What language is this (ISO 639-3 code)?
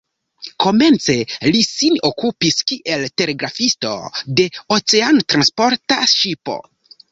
epo